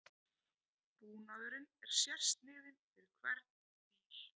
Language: Icelandic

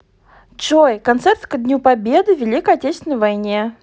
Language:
Russian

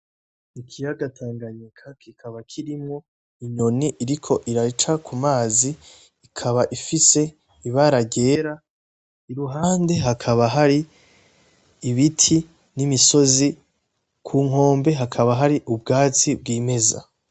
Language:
Rundi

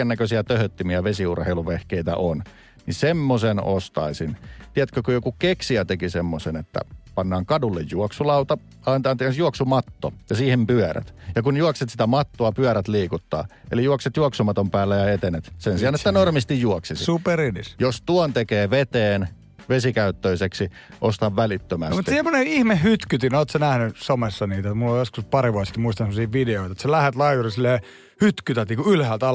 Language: Finnish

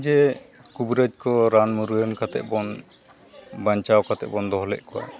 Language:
Santali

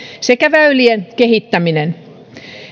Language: Finnish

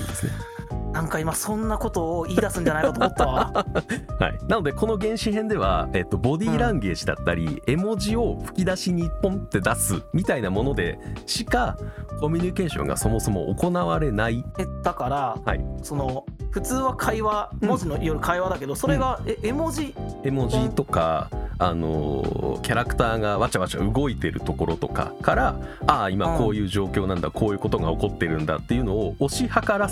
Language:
Japanese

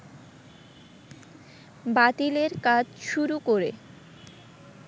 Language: Bangla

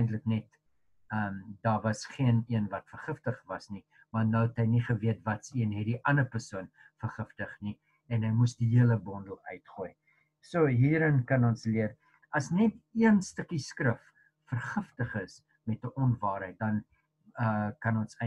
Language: Dutch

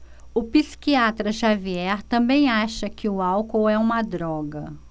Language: Portuguese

